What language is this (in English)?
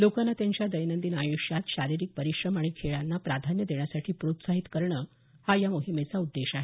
Marathi